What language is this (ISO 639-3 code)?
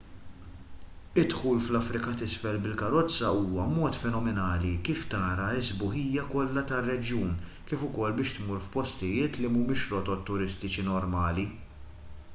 mlt